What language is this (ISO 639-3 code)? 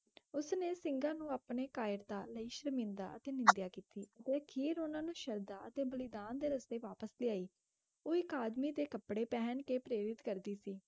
pan